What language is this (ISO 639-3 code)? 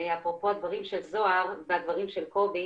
heb